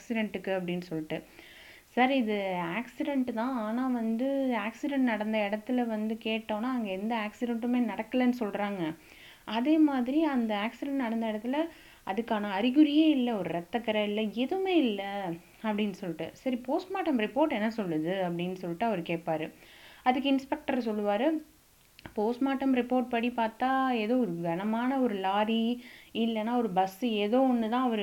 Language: Tamil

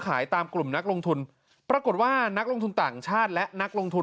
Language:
Thai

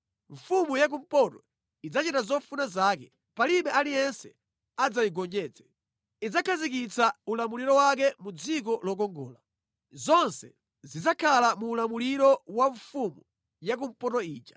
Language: Nyanja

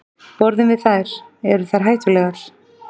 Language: Icelandic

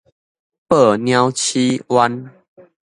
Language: Min Nan Chinese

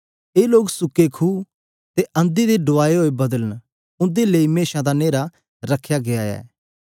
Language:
Dogri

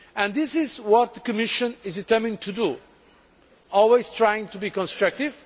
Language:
English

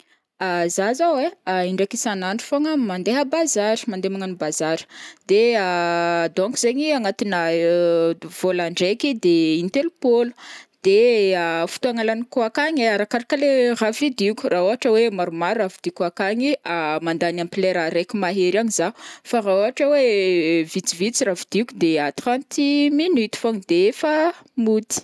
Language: Northern Betsimisaraka Malagasy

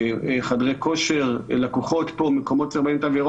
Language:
Hebrew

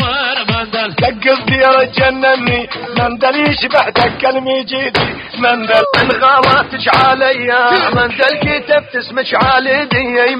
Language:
Arabic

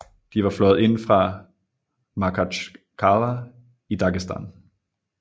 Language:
Danish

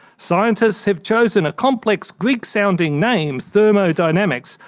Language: English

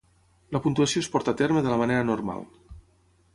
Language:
Catalan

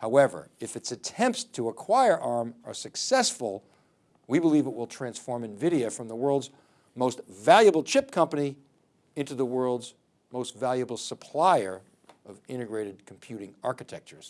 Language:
English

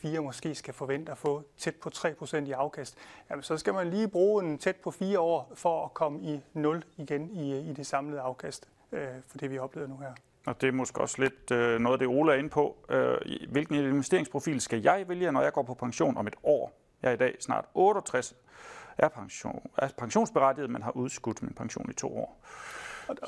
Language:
Danish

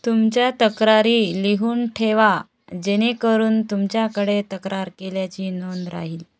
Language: Marathi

